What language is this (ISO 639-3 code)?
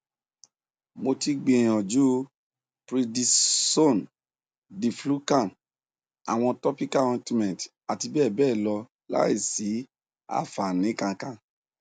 yor